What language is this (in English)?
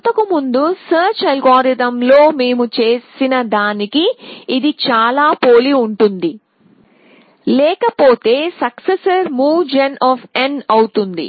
Telugu